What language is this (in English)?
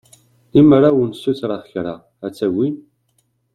Kabyle